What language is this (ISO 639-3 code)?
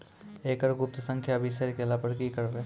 mai